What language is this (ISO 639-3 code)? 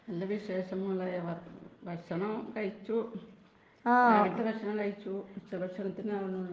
mal